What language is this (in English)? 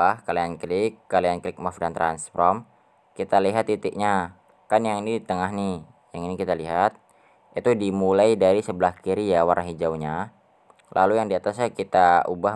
Indonesian